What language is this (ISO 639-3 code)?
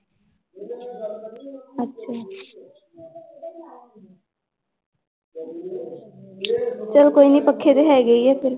pan